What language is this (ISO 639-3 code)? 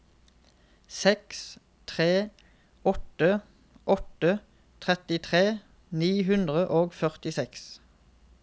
nor